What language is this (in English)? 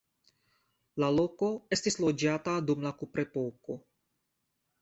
Esperanto